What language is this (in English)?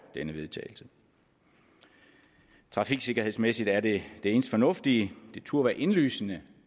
Danish